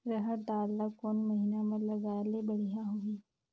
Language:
Chhattisgarhi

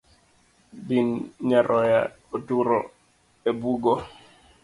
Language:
Luo (Kenya and Tanzania)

